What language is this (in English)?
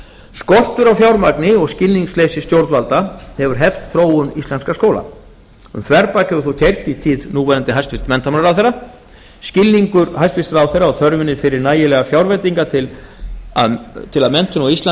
Icelandic